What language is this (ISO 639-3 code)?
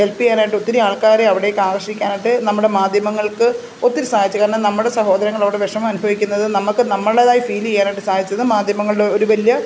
mal